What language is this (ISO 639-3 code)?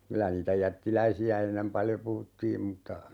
fin